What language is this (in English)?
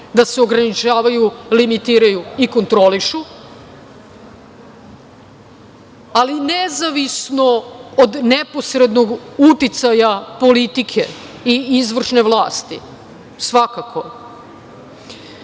Serbian